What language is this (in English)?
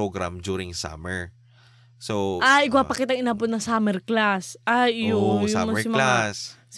Filipino